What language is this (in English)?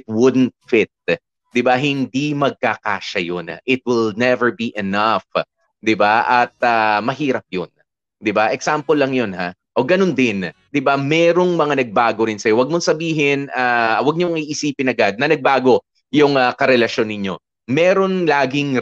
Filipino